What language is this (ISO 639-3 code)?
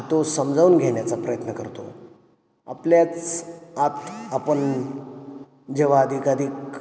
mar